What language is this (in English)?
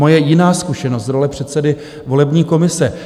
Czech